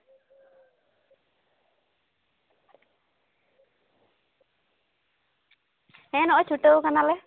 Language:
Santali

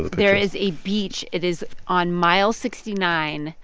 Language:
English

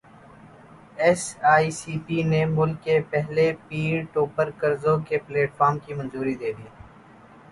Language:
Urdu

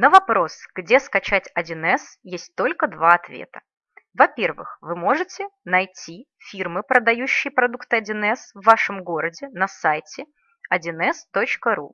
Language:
Russian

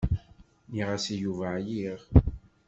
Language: Kabyle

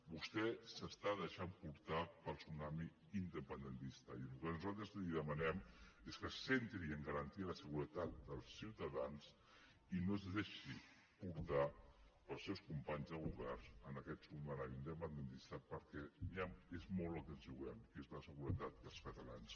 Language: Catalan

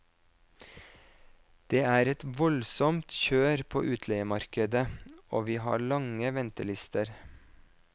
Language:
Norwegian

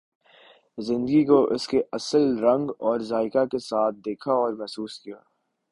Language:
Urdu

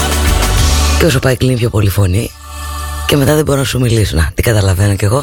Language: Greek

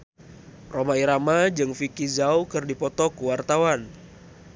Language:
Sundanese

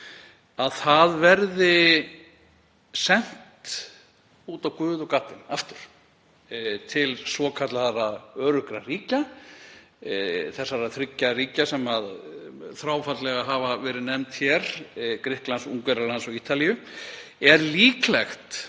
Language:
Icelandic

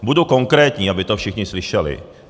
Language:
Czech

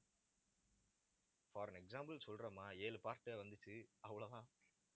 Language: Tamil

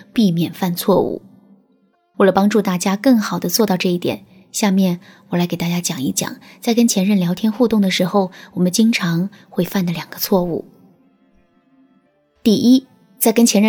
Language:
Chinese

